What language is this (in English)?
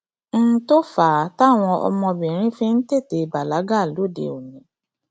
Yoruba